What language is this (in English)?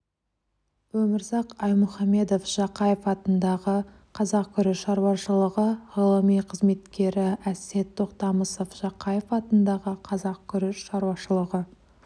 Kazakh